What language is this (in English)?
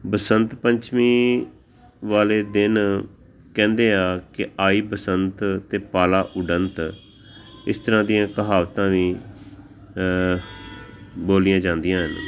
Punjabi